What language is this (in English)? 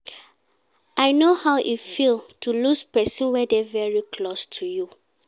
Nigerian Pidgin